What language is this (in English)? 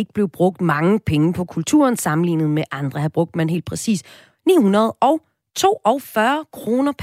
Danish